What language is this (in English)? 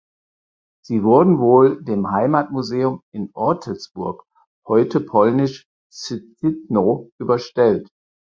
German